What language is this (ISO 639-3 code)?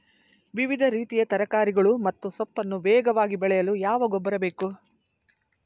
kan